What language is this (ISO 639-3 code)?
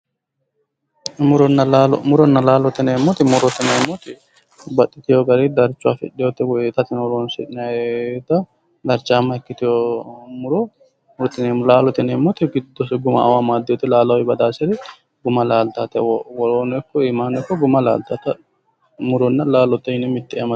sid